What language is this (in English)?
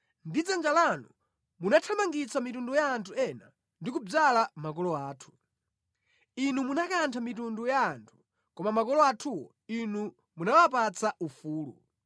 Nyanja